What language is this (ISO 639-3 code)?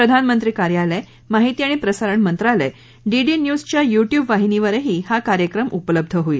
mar